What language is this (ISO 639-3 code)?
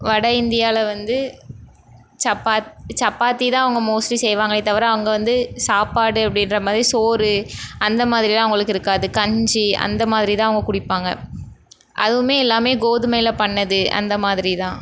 tam